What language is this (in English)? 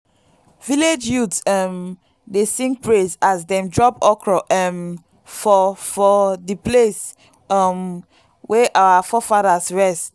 Nigerian Pidgin